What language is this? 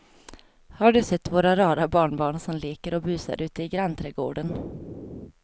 Swedish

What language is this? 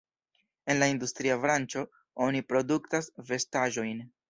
Esperanto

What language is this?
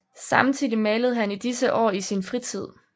Danish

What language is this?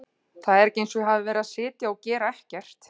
Icelandic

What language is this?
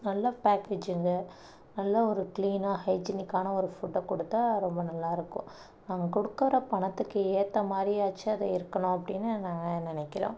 Tamil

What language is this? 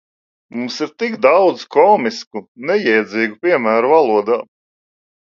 Latvian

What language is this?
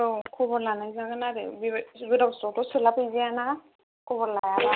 Bodo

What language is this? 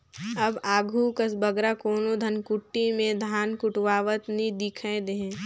Chhattisgarhi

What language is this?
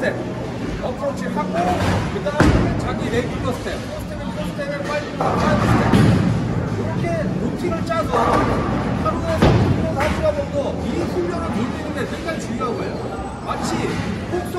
Korean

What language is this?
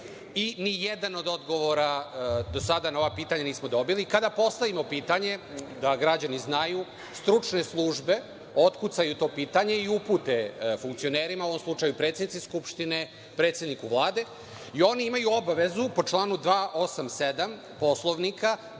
Serbian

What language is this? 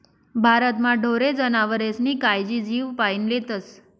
Marathi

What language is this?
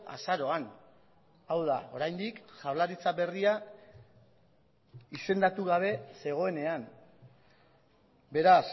Basque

